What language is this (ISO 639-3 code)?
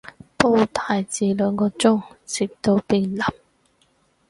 yue